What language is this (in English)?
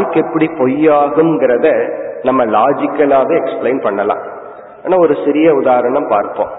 Tamil